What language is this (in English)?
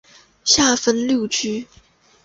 Chinese